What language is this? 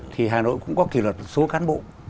Vietnamese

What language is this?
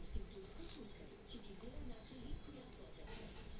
Bhojpuri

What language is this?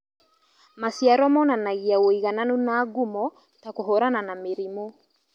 Kikuyu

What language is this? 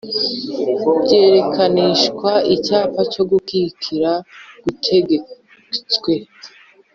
Kinyarwanda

